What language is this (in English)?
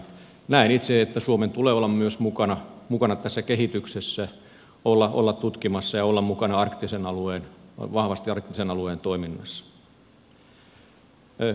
Finnish